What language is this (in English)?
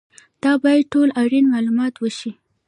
Pashto